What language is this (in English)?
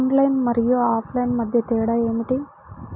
Telugu